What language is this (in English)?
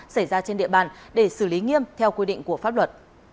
Vietnamese